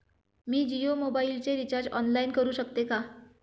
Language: Marathi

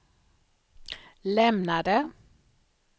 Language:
Swedish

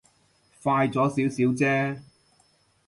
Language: Cantonese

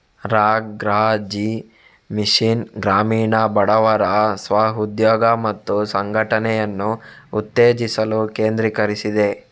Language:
Kannada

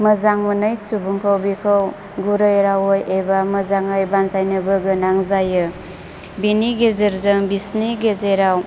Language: Bodo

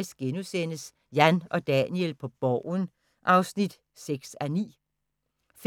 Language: Danish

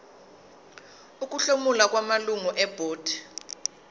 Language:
Zulu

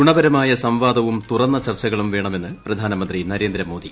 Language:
Malayalam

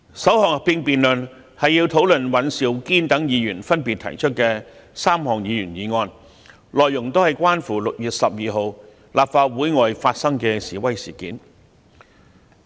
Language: Cantonese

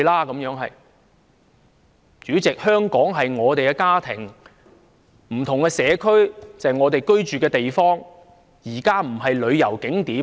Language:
Cantonese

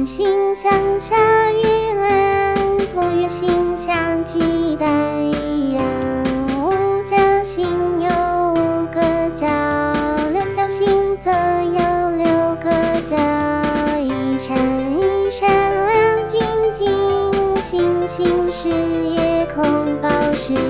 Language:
Chinese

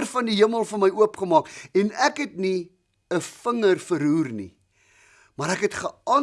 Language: Dutch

